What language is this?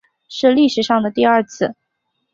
Chinese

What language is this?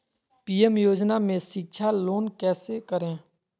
Magahi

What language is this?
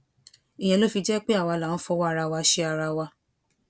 Yoruba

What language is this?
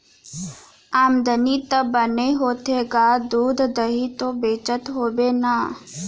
Chhattisgarhi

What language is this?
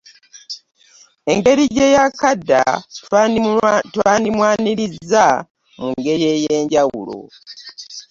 Ganda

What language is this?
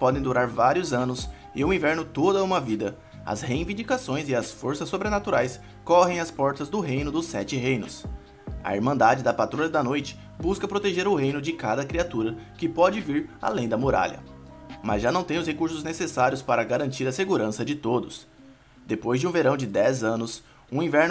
Portuguese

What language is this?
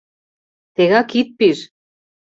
Mari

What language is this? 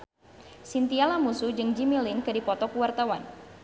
Sundanese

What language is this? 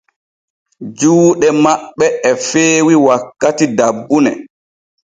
Borgu Fulfulde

